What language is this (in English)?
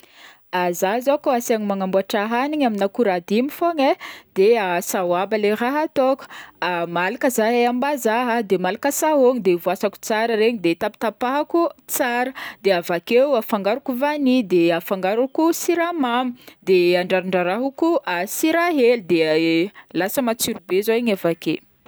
Northern Betsimisaraka Malagasy